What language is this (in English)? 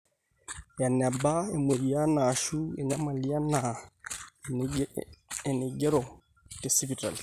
Masai